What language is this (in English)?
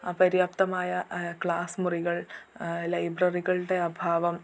Malayalam